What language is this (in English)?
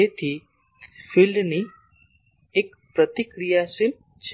Gujarati